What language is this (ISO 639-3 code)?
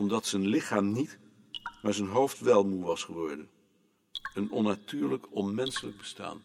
nld